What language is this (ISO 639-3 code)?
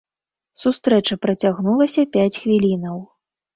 bel